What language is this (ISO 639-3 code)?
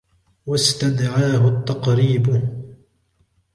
ara